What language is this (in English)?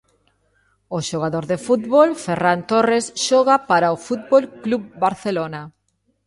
Galician